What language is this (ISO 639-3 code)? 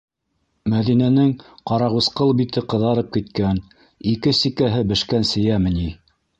bak